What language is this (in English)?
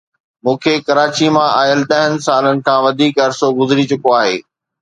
Sindhi